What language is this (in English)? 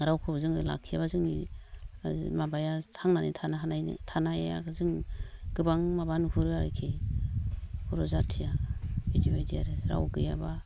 Bodo